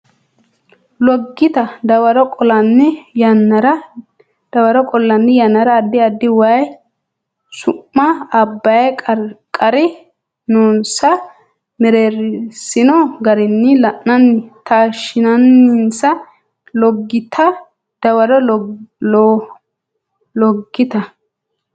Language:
Sidamo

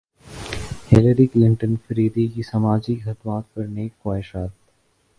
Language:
Urdu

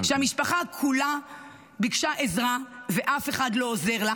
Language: Hebrew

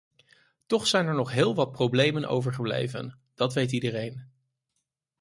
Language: Dutch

